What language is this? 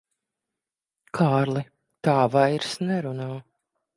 Latvian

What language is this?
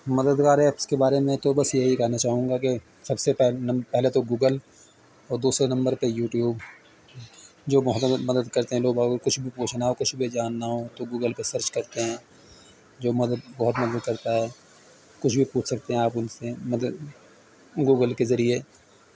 Urdu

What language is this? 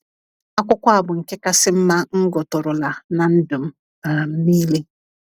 Igbo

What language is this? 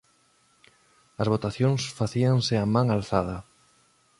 Galician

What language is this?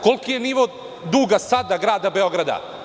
Serbian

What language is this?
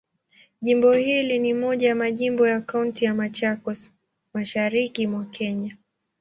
Swahili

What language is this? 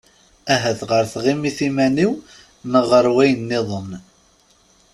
Kabyle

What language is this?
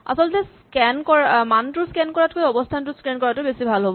Assamese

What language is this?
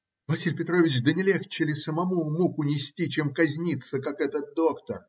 Russian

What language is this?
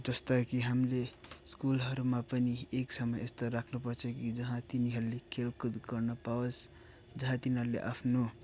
Nepali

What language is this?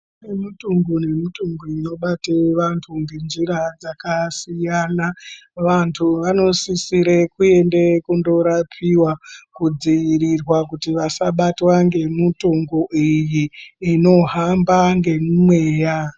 Ndau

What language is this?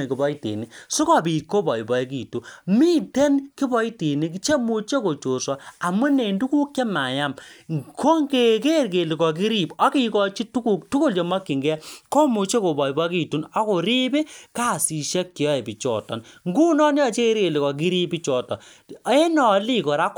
Kalenjin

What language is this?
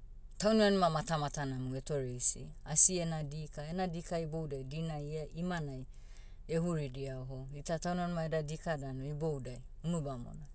Motu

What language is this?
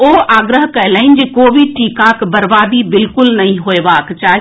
Maithili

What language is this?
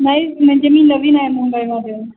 Marathi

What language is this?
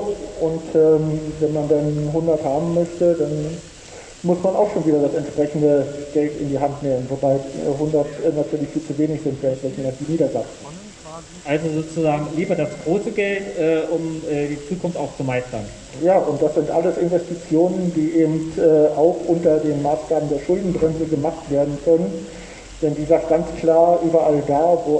German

